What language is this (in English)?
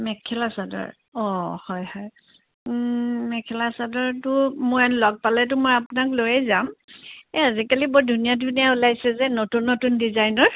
Assamese